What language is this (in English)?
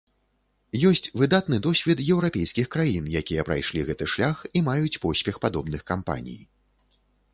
Belarusian